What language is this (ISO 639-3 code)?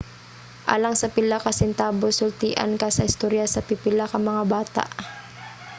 ceb